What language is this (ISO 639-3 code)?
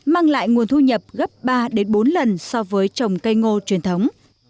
vie